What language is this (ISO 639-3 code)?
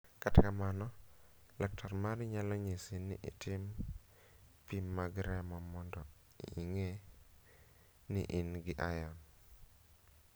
luo